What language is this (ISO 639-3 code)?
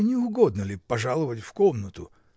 rus